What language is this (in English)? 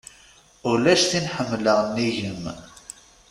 Kabyle